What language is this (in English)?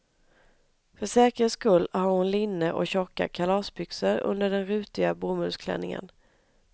Swedish